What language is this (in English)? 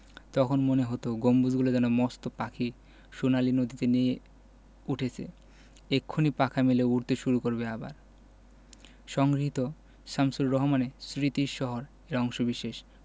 Bangla